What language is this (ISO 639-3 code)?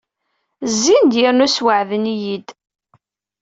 kab